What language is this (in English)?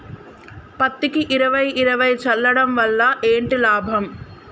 Telugu